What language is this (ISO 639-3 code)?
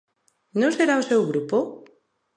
glg